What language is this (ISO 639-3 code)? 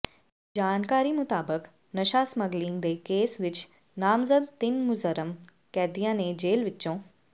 pan